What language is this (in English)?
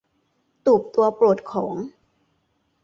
Thai